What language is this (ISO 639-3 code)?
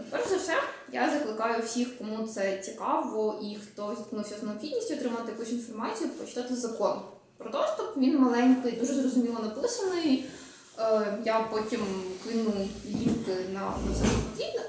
ukr